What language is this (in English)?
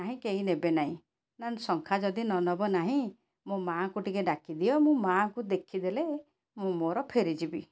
Odia